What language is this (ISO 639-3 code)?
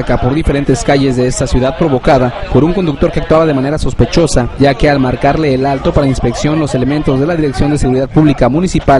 spa